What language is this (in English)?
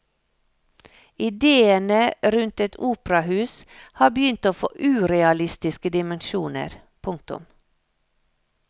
Norwegian